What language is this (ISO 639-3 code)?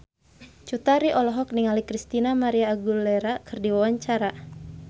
sun